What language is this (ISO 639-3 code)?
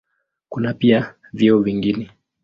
swa